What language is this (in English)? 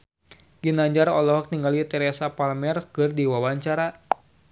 Sundanese